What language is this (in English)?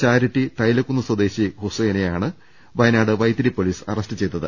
Malayalam